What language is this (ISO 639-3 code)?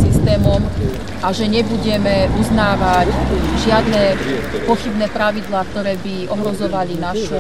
slk